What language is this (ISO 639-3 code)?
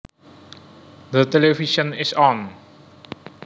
jav